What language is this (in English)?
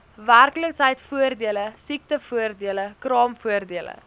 Afrikaans